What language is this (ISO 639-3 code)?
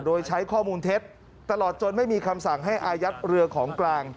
tha